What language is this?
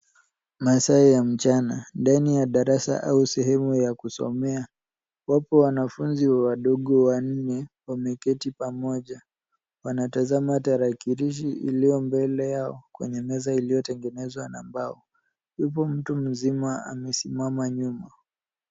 Swahili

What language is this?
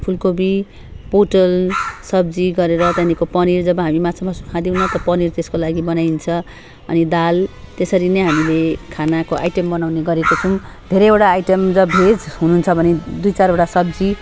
Nepali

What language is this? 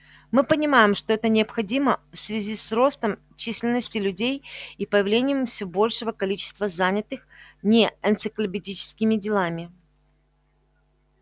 Russian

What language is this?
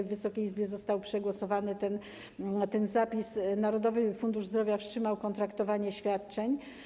Polish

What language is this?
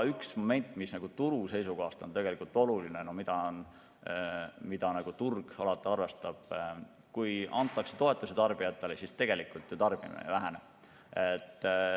Estonian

